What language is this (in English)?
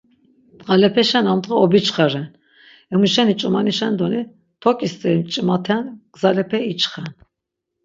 Laz